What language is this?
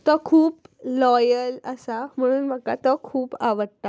Konkani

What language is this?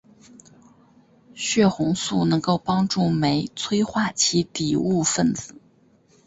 Chinese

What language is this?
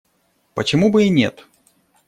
Russian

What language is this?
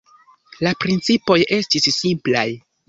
Esperanto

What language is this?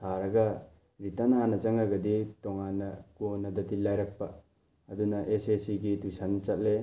Manipuri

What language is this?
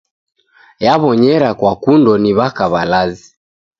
Taita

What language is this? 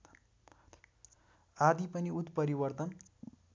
Nepali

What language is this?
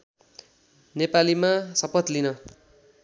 Nepali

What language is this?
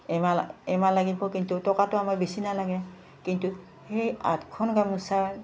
Assamese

